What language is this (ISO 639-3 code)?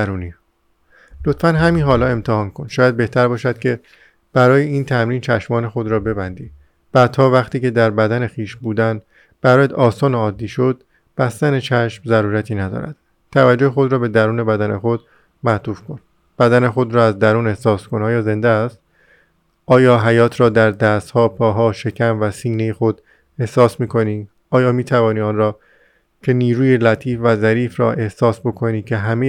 fas